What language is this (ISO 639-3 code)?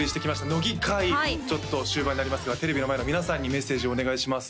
jpn